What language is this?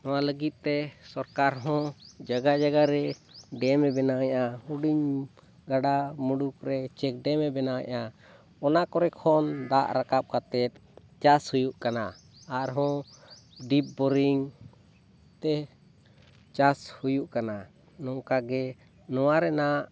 Santali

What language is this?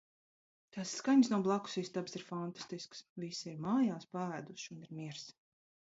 Latvian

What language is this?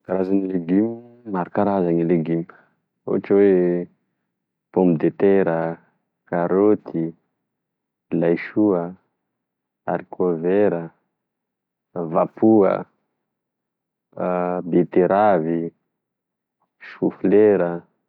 Tesaka Malagasy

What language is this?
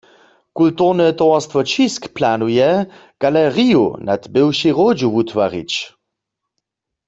Upper Sorbian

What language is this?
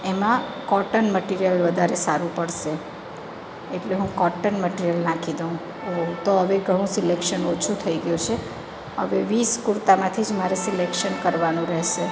Gujarati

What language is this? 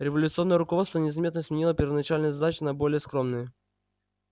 Russian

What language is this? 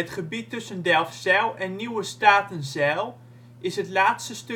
Dutch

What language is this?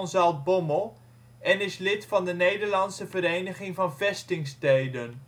Dutch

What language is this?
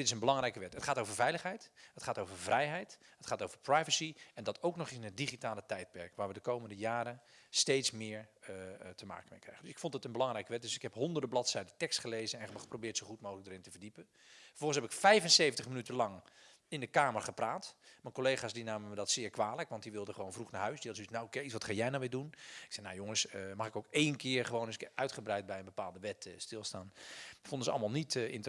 Dutch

